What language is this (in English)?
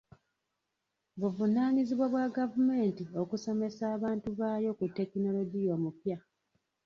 Ganda